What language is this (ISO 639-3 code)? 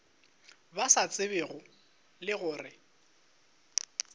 nso